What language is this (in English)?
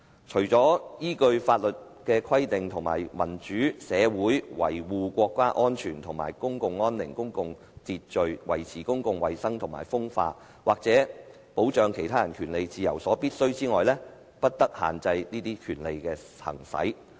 Cantonese